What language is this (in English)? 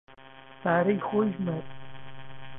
Central Kurdish